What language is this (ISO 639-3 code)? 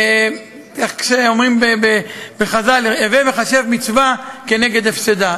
heb